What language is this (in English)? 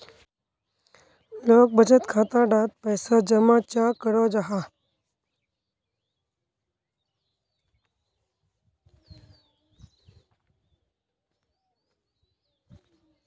Magahi